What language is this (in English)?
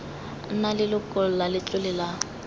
Tswana